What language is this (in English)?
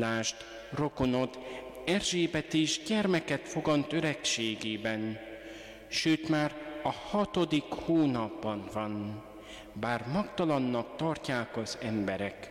Hungarian